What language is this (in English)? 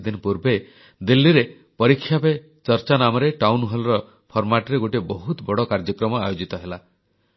Odia